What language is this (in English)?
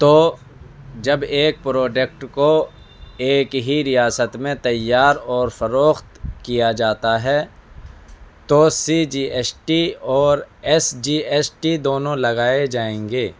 Urdu